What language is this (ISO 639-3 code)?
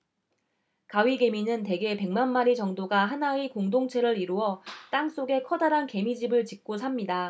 kor